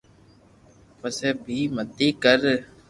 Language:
Loarki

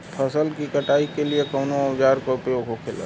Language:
Bhojpuri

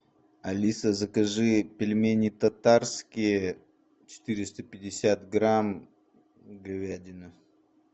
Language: Russian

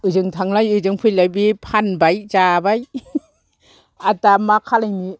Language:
Bodo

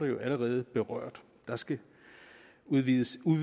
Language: Danish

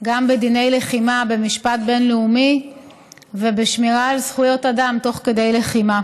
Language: Hebrew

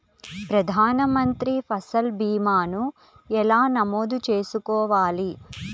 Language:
Telugu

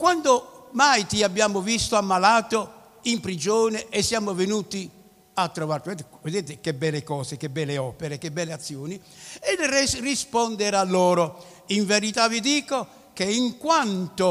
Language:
Italian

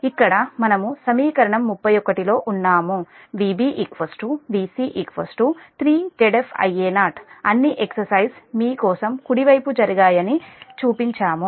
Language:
Telugu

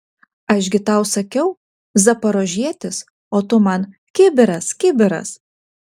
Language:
Lithuanian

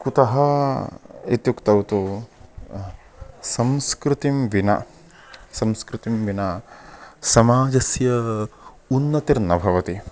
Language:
Sanskrit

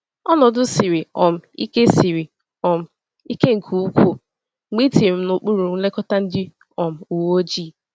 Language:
Igbo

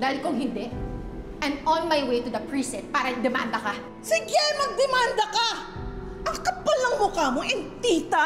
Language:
Filipino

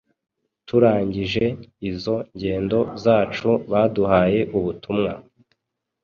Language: Kinyarwanda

